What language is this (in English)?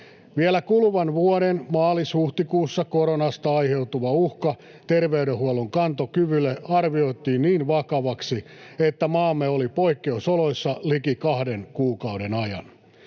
Finnish